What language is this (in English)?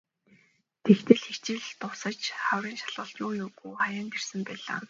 Mongolian